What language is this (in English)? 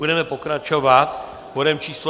Czech